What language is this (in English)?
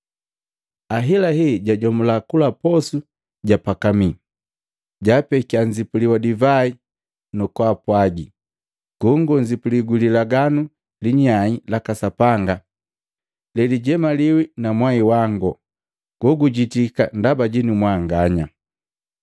Matengo